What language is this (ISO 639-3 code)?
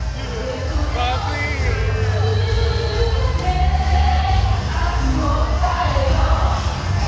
jpn